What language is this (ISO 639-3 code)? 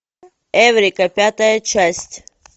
rus